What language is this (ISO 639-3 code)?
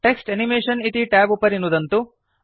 san